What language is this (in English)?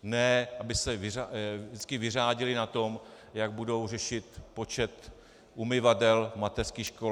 Czech